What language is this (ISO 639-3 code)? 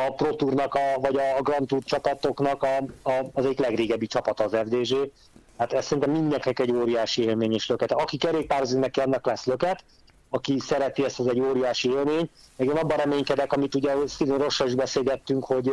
hun